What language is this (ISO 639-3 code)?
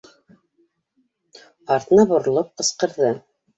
bak